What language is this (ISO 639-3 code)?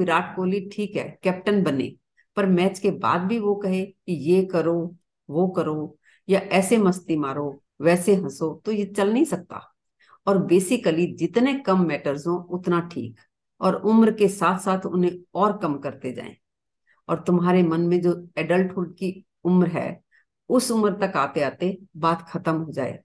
hin